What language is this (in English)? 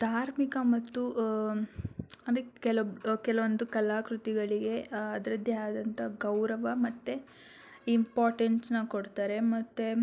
Kannada